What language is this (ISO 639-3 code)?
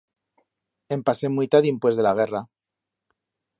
arg